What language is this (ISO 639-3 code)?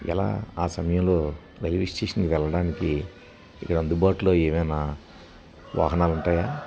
tel